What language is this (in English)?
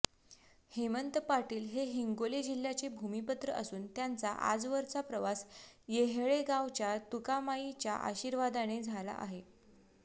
Marathi